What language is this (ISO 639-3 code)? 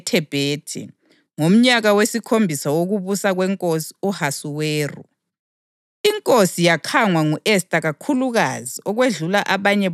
nde